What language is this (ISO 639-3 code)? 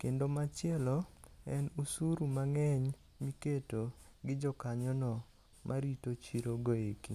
luo